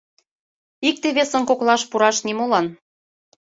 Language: Mari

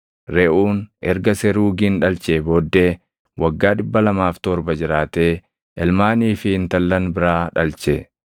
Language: Oromo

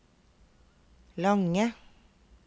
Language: Norwegian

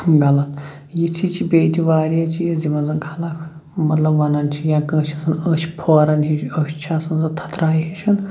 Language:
Kashmiri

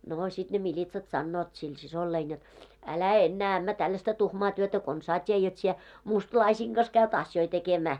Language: Finnish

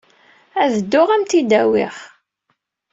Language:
Kabyle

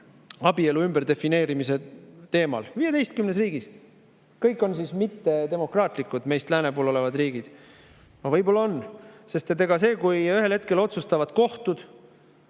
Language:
Estonian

